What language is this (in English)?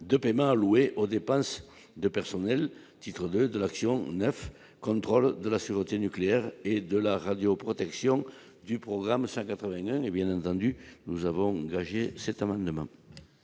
French